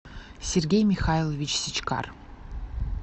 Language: Russian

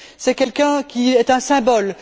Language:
French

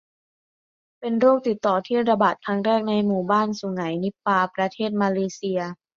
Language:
Thai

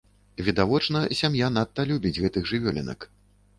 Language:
Belarusian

